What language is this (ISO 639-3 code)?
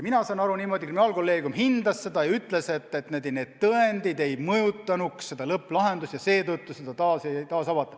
est